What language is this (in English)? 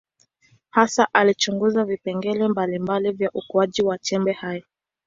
Swahili